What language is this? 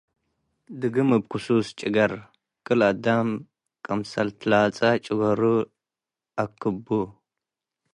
Tigre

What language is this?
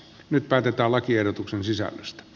Finnish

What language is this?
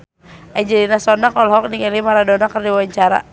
Sundanese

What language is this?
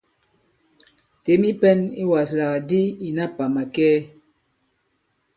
Bankon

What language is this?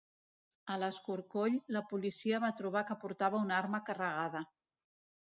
Catalan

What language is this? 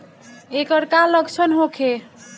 Bhojpuri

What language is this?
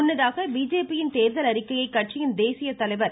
Tamil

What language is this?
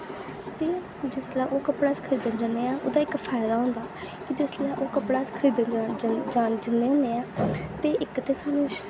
Dogri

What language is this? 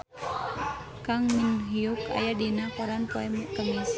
Sundanese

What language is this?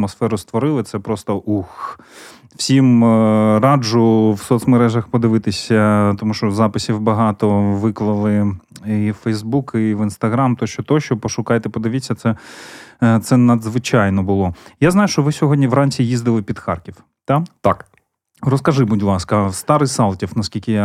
Ukrainian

